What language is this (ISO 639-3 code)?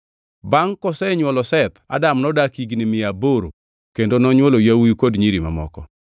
luo